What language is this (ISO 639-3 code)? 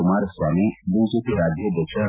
kan